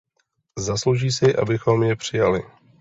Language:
Czech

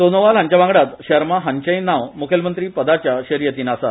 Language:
Konkani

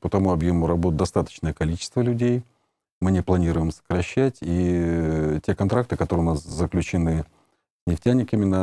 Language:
Russian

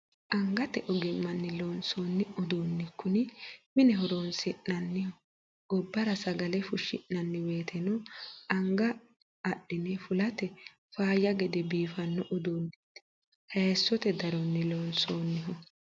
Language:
Sidamo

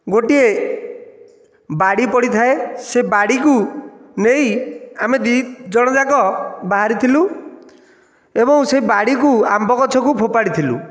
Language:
Odia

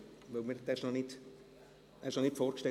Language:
Swiss German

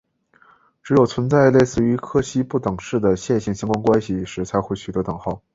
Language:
Chinese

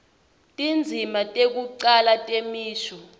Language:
Swati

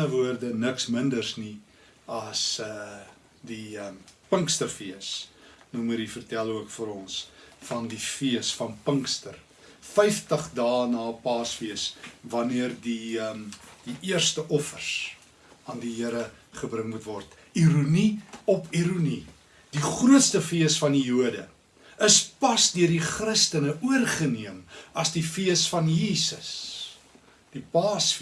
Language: Dutch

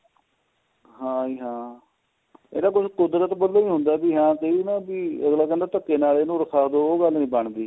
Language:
Punjabi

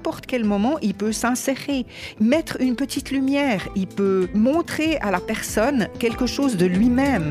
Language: French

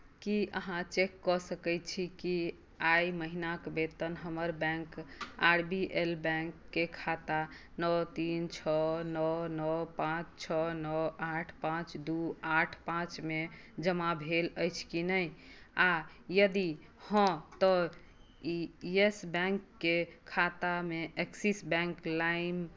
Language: Maithili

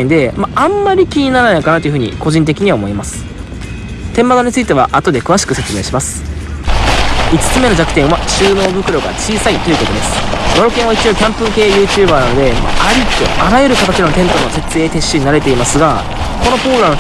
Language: Japanese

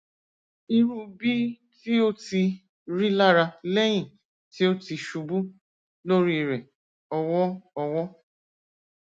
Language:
Yoruba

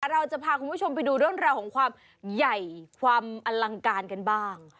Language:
Thai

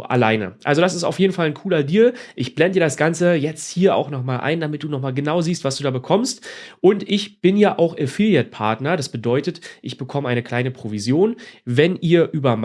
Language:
German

